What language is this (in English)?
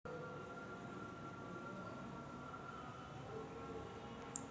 Marathi